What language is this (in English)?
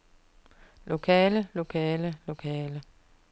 Danish